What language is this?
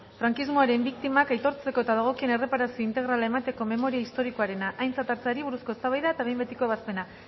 Basque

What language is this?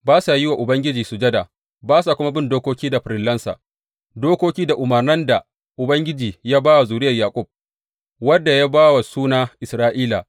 Hausa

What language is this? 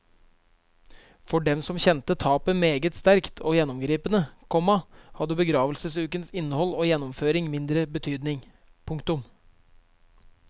Norwegian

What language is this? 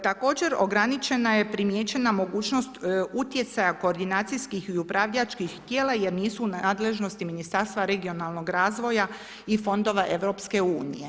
Croatian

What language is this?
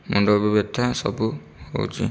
Odia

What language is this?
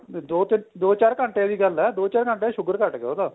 Punjabi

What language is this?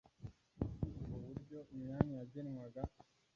Kinyarwanda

